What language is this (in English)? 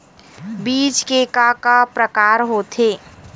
Chhattisgarhi